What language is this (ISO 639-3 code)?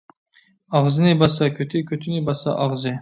uig